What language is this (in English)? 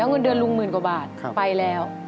Thai